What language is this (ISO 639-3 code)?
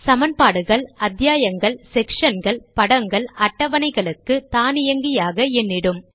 tam